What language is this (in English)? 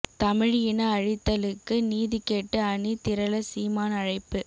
Tamil